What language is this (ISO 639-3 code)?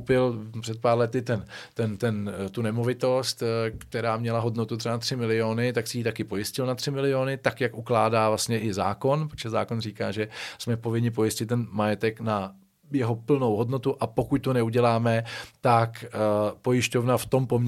ces